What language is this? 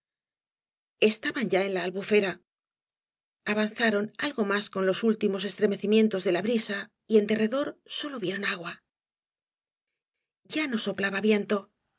Spanish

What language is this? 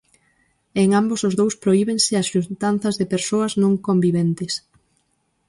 Galician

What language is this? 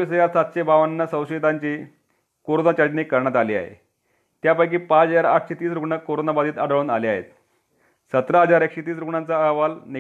Marathi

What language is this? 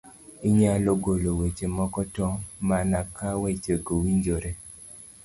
Luo (Kenya and Tanzania)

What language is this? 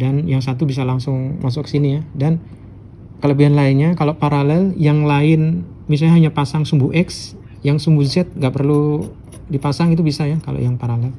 Indonesian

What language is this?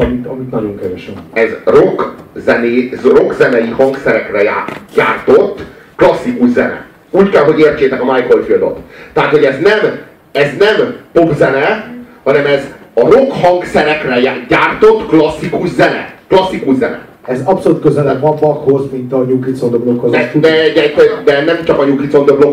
Hungarian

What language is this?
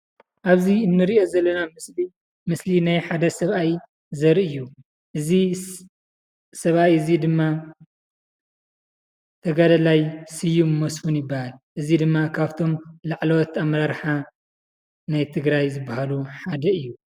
Tigrinya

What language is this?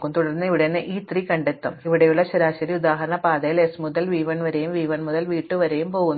Malayalam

